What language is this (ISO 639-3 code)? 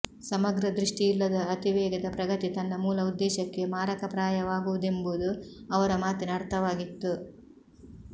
kan